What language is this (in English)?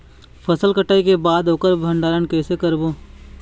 Chhattisgarhi